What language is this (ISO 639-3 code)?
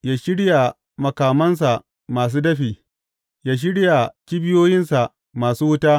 hau